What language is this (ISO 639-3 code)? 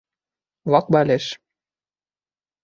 bak